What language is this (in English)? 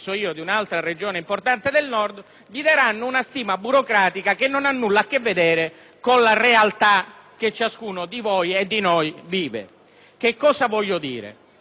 Italian